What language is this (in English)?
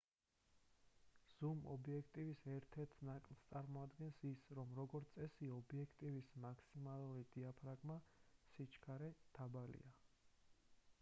Georgian